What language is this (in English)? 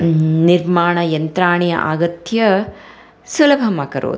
Sanskrit